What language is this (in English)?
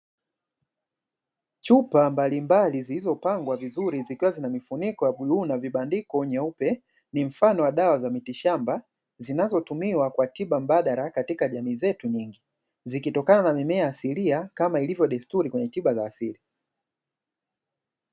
Swahili